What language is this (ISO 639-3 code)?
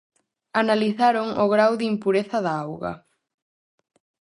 glg